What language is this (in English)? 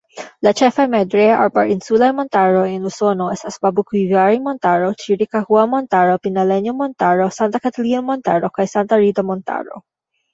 Esperanto